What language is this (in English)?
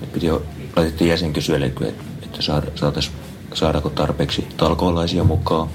Finnish